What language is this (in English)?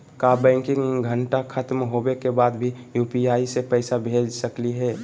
Magahi